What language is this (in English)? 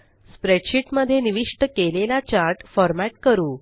Marathi